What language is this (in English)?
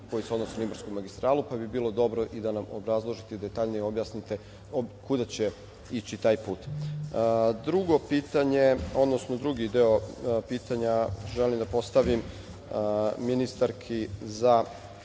Serbian